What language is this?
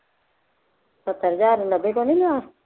Punjabi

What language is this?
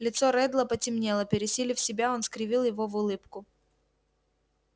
Russian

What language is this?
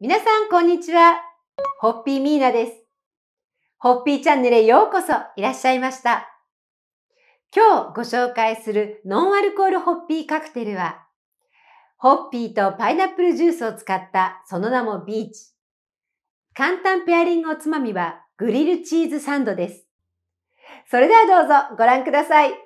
Japanese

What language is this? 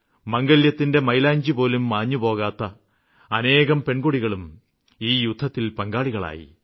Malayalam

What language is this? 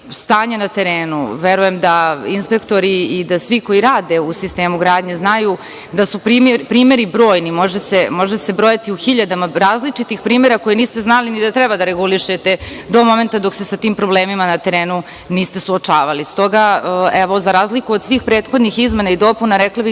Serbian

